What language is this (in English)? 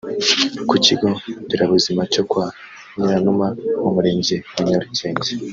Kinyarwanda